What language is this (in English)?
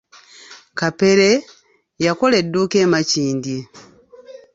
Ganda